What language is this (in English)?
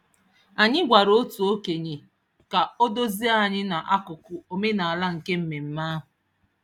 Igbo